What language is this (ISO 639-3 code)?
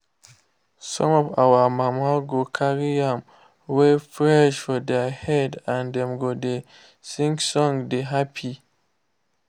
pcm